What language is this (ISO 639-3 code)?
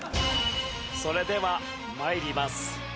jpn